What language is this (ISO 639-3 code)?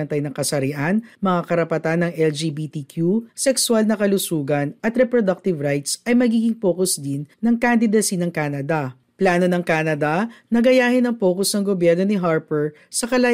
fil